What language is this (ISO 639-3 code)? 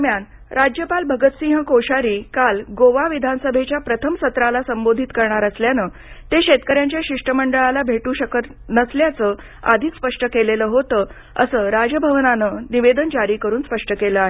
mar